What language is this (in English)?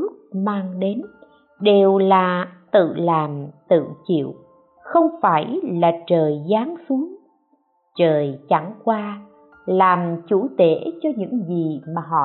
Vietnamese